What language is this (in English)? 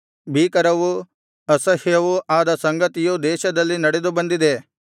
Kannada